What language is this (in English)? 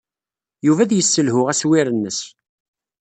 Kabyle